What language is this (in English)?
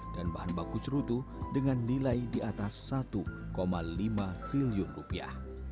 Indonesian